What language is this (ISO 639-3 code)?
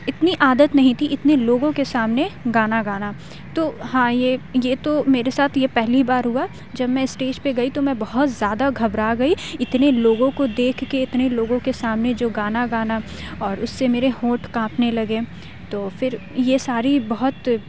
urd